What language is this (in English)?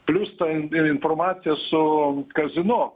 Lithuanian